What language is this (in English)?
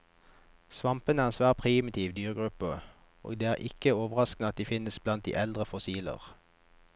Norwegian